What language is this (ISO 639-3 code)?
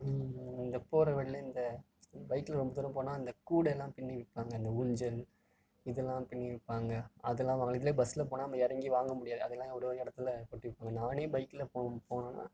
tam